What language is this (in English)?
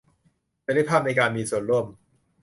Thai